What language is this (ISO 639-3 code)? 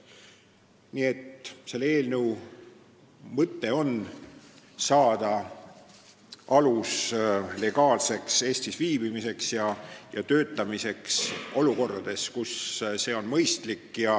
est